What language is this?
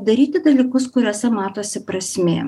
Lithuanian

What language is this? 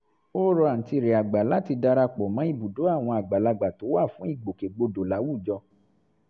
Yoruba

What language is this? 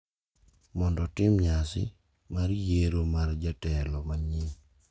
Luo (Kenya and Tanzania)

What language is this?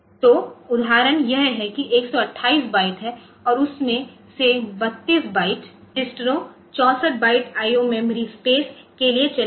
Hindi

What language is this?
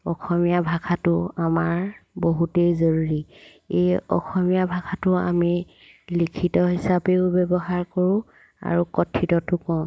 Assamese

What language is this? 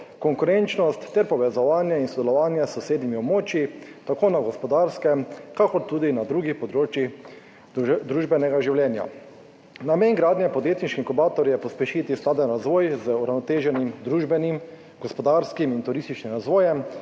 Slovenian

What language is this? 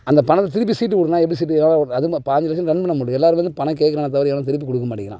Tamil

